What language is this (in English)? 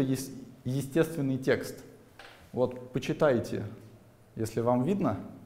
Russian